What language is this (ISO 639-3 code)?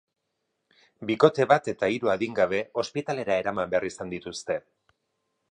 eus